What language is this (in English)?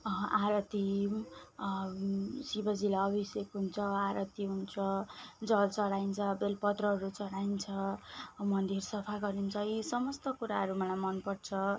Nepali